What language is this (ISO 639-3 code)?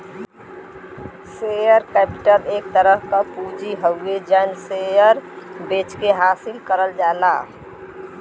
bho